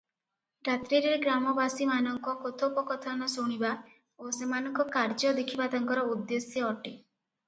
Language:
Odia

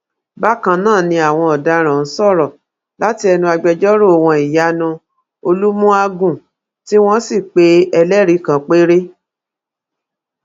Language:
Yoruba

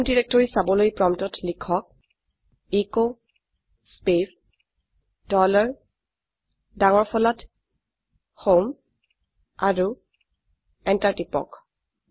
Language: Assamese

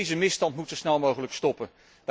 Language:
Dutch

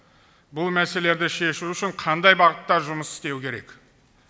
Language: Kazakh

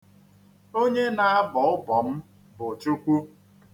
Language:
Igbo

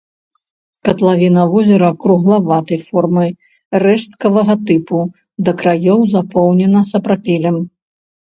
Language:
Belarusian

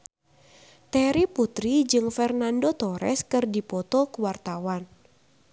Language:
Sundanese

